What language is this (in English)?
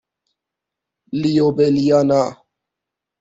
Persian